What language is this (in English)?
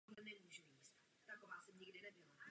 Czech